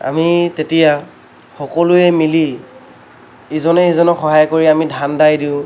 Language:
Assamese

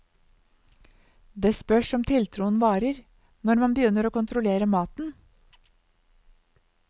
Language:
Norwegian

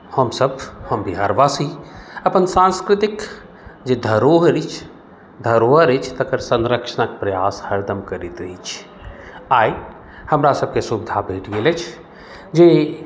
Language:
Maithili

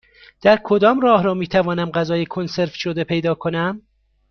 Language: Persian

